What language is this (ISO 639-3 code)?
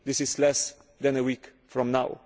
eng